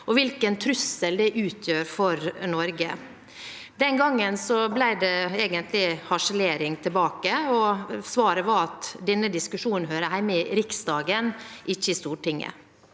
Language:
Norwegian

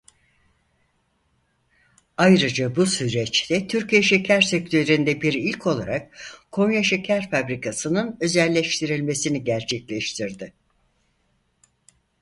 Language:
Turkish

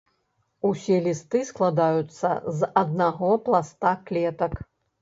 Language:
Belarusian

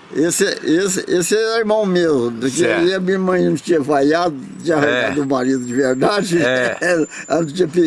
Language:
Portuguese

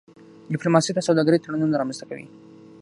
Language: Pashto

